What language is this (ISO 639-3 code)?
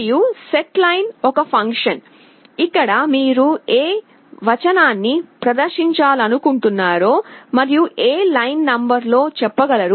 tel